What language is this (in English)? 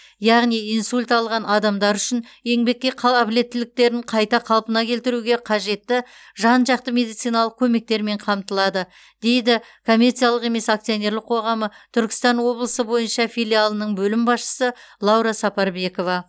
Kazakh